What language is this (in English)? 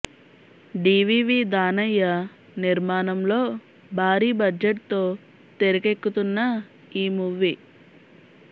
Telugu